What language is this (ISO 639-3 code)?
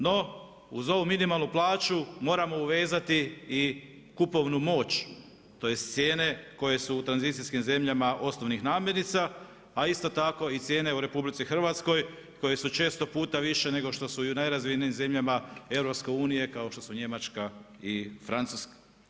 hrv